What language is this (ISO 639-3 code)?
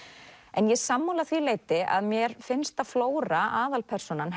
isl